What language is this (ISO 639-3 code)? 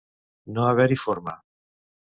cat